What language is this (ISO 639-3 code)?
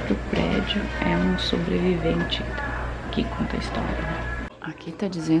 por